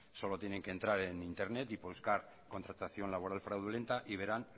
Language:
Spanish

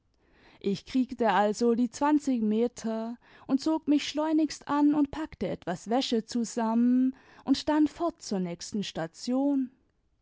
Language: German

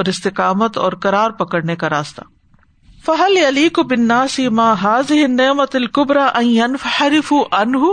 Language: Urdu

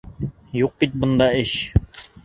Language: Bashkir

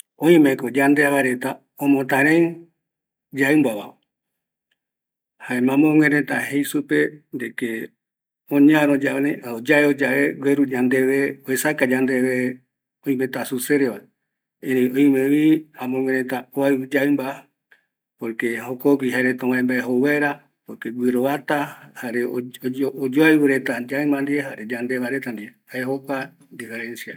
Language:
Eastern Bolivian Guaraní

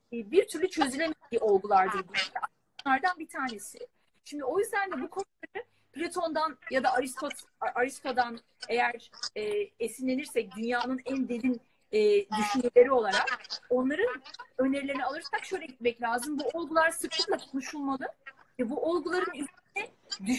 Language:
Turkish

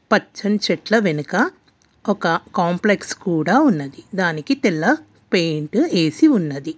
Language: Telugu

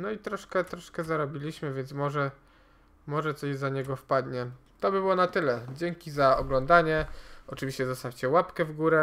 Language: Polish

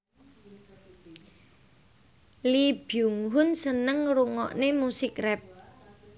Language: Javanese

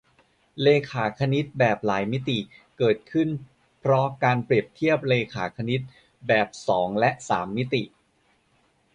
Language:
Thai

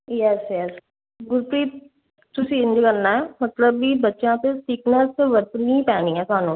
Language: Punjabi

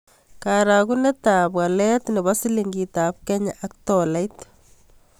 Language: Kalenjin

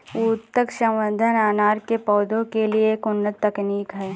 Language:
Hindi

